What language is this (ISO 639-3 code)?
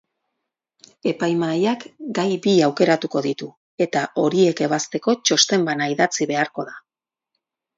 eus